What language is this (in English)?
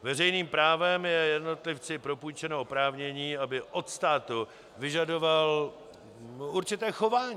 Czech